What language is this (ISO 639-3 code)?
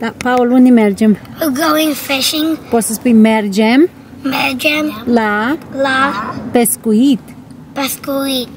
ron